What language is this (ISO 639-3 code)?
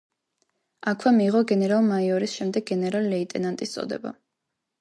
kat